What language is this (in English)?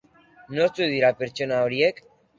Basque